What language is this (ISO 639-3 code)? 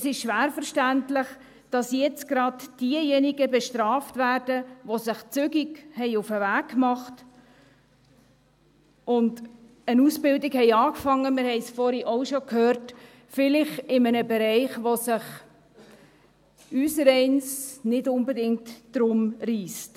gsw